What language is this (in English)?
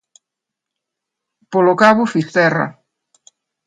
Galician